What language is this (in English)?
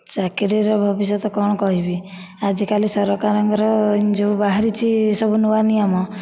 Odia